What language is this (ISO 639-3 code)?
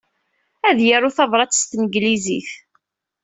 kab